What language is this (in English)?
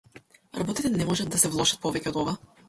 Macedonian